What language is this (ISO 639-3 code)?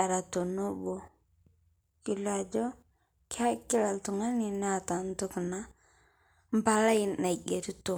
mas